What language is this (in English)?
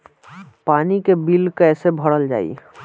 Bhojpuri